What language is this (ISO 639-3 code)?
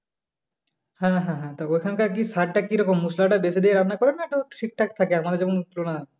ben